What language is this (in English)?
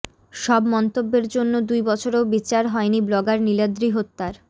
Bangla